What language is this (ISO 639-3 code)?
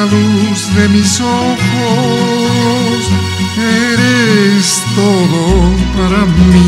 ell